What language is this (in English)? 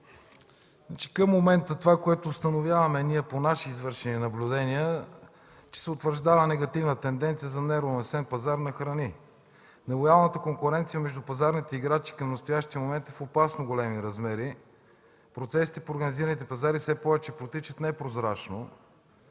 Bulgarian